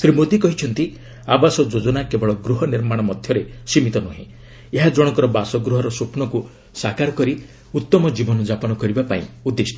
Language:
Odia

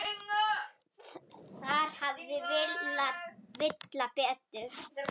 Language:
Icelandic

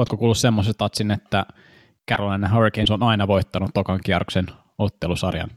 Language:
Finnish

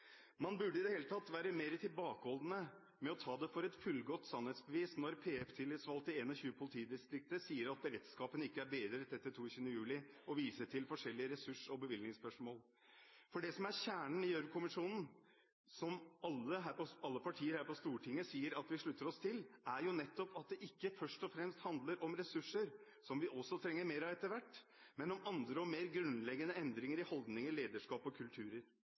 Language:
Norwegian Bokmål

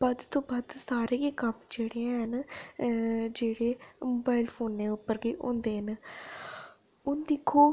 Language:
Dogri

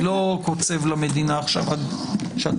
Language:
Hebrew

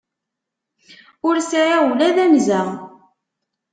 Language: Kabyle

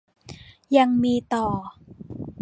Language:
Thai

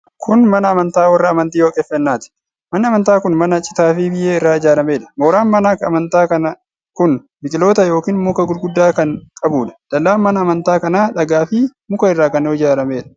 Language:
Oromo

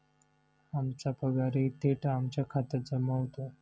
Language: Marathi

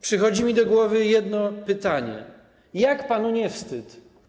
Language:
Polish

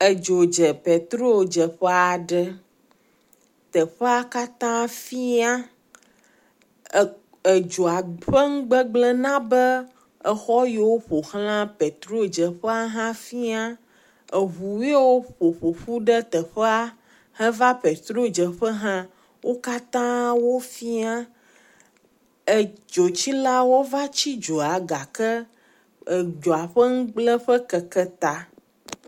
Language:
Ewe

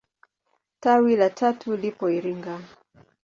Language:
Swahili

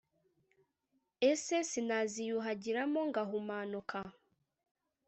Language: Kinyarwanda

